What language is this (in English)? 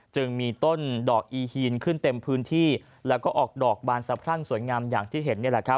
Thai